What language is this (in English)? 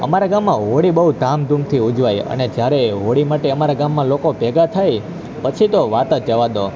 Gujarati